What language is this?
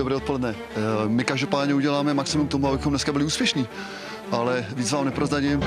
Czech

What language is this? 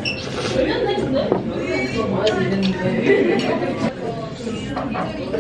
Korean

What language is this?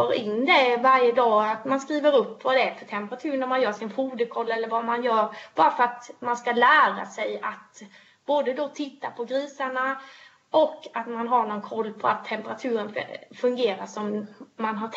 Swedish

